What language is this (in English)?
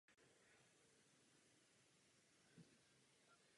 Czech